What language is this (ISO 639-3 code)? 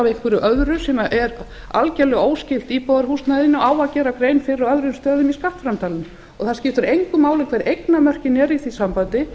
isl